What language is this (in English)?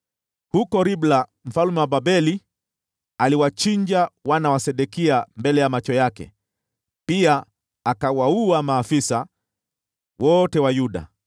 Swahili